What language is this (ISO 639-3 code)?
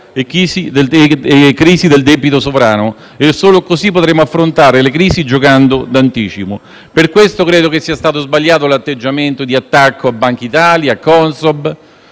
ita